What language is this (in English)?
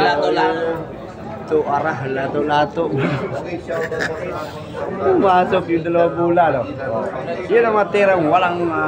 Filipino